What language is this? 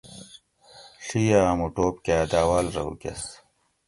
Gawri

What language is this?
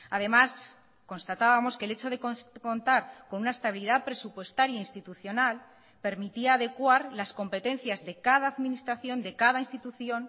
Spanish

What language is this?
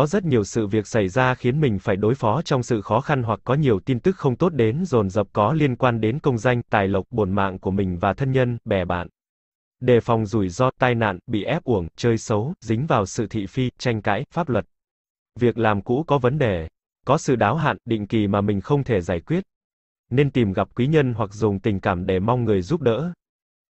Vietnamese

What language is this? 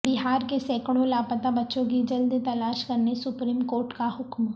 Urdu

